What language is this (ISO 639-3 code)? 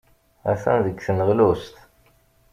kab